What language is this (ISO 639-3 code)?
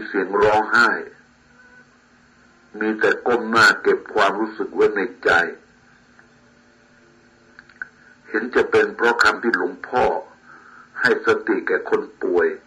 tha